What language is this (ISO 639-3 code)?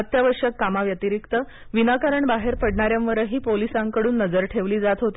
mar